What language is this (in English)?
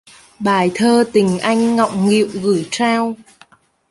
Vietnamese